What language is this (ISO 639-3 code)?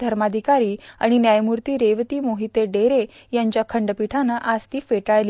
mar